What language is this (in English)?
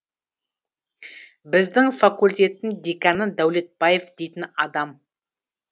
Kazakh